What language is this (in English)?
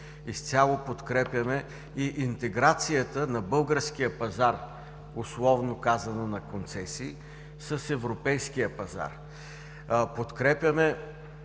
Bulgarian